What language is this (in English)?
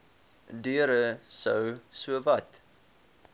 Afrikaans